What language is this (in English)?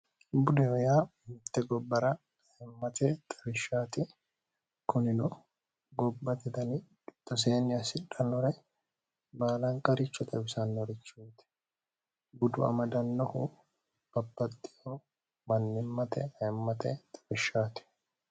Sidamo